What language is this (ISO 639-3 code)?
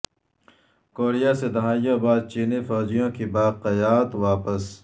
urd